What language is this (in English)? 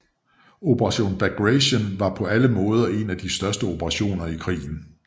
Danish